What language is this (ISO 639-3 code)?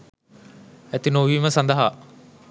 sin